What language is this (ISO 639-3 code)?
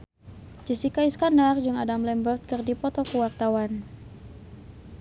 sun